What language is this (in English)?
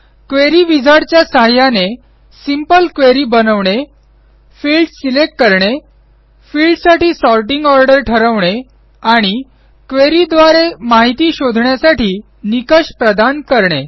Marathi